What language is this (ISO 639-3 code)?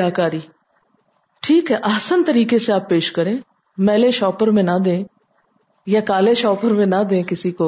urd